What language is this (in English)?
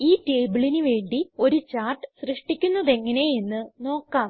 Malayalam